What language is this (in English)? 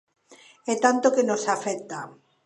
Galician